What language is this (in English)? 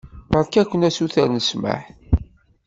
Kabyle